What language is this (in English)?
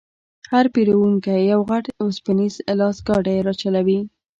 Pashto